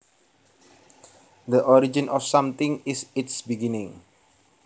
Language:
Javanese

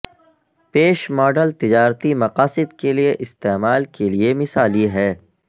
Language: Urdu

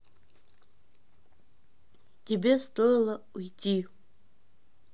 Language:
Russian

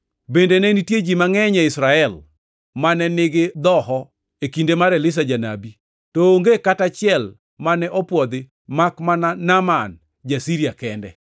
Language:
Luo (Kenya and Tanzania)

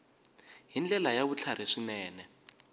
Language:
Tsonga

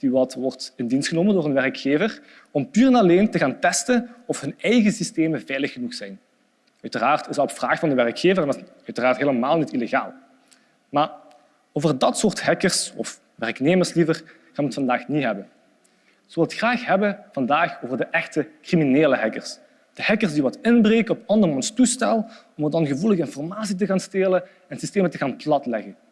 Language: Dutch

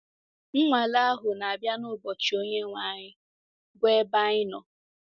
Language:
Igbo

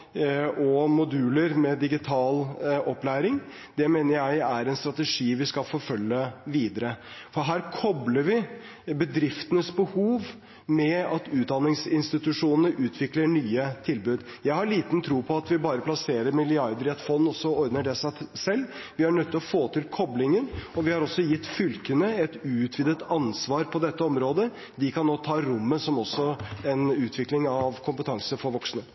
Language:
Norwegian Bokmål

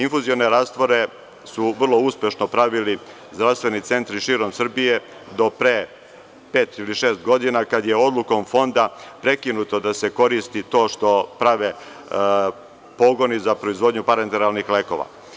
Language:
Serbian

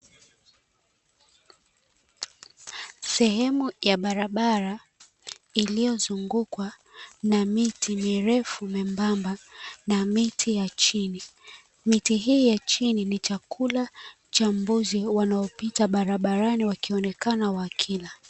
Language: Swahili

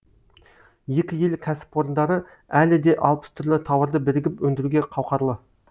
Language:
Kazakh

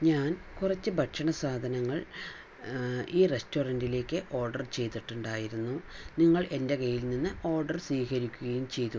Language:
Malayalam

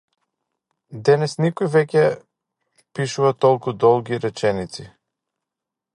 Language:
Macedonian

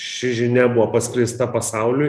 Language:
Lithuanian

